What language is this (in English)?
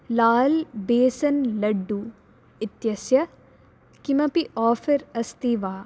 Sanskrit